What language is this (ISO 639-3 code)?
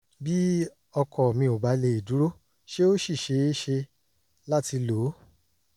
yor